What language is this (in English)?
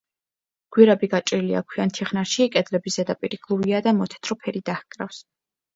Georgian